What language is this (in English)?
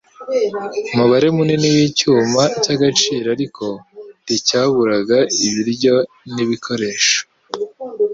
Kinyarwanda